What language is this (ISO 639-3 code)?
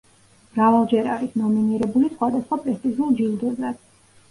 kat